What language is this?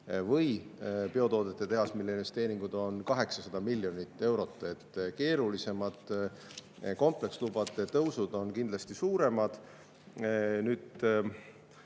Estonian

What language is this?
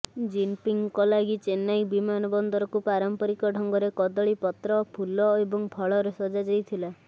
Odia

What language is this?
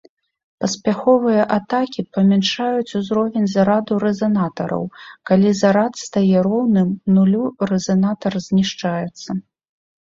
Belarusian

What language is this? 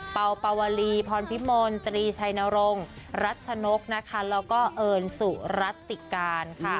Thai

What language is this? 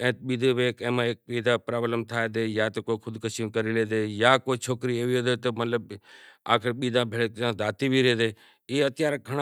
Kachi Koli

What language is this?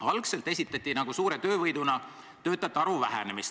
Estonian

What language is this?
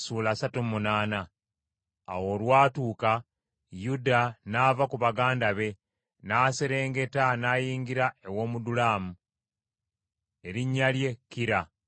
Ganda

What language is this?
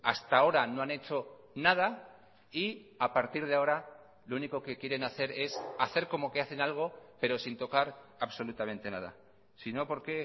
Spanish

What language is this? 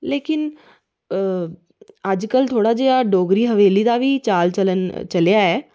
Dogri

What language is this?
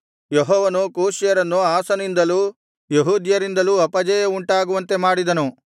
Kannada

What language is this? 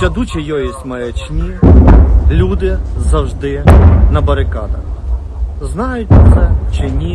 Ukrainian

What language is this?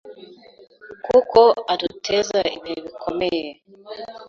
Kinyarwanda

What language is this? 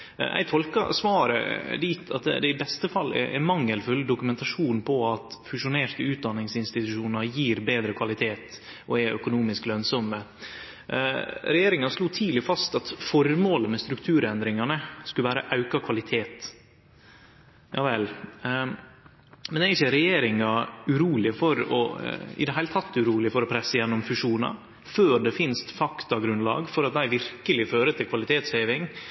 Norwegian Nynorsk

